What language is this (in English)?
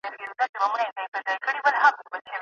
Pashto